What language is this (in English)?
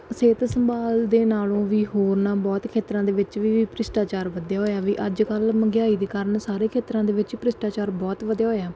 Punjabi